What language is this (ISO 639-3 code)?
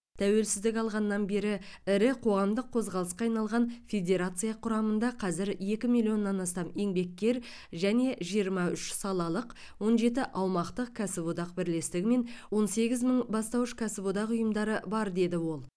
kaz